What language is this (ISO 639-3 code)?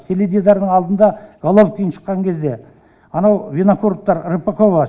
kaz